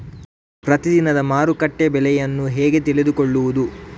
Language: Kannada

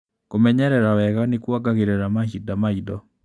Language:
Kikuyu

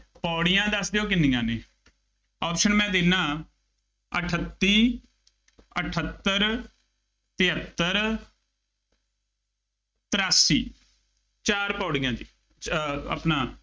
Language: Punjabi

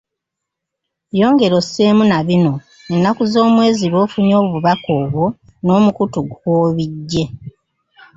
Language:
Ganda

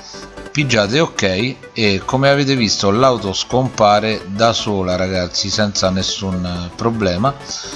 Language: Italian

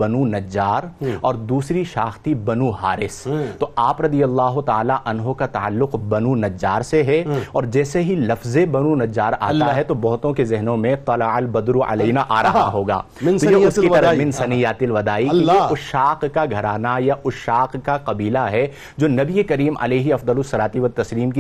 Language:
Urdu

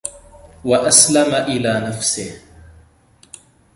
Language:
Arabic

